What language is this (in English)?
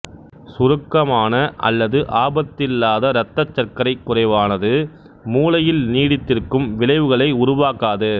Tamil